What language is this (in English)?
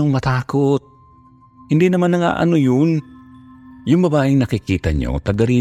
Filipino